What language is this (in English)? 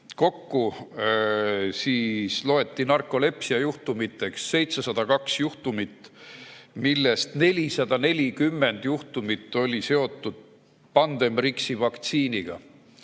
Estonian